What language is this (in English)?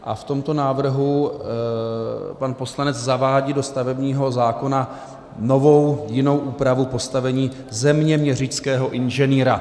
Czech